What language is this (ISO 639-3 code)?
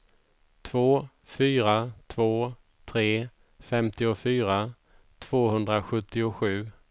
swe